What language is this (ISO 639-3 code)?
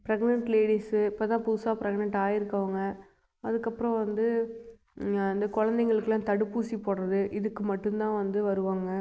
tam